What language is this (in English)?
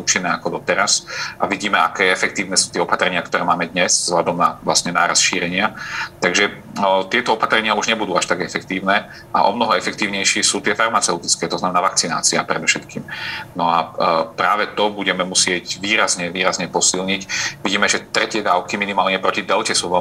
Slovak